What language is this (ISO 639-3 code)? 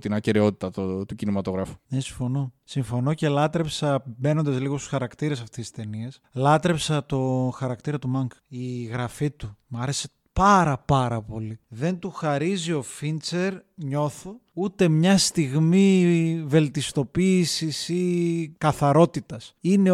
ell